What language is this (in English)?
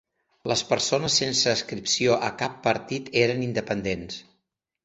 Catalan